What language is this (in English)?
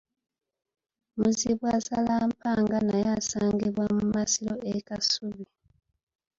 Ganda